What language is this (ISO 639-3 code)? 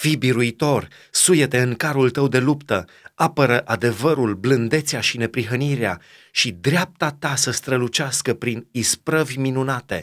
ron